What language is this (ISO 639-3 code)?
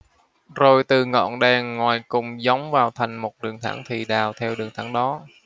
vie